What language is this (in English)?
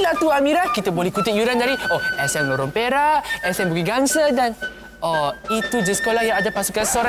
Malay